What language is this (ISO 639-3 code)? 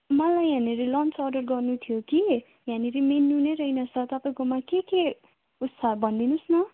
nep